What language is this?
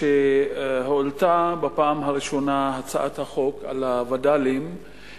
Hebrew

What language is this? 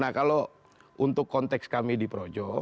Indonesian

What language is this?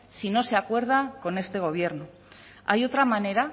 Spanish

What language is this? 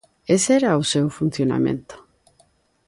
Galician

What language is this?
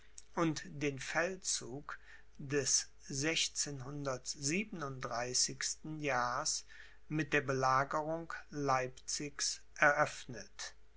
German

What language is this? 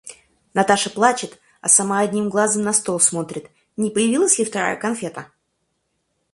Russian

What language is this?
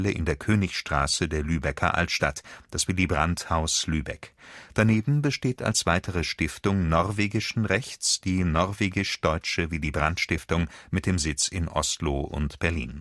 German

